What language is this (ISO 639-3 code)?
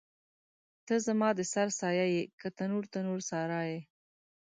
pus